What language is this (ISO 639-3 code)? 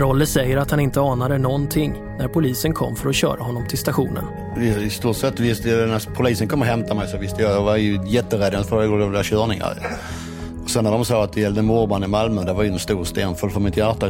swe